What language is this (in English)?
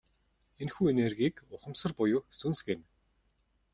Mongolian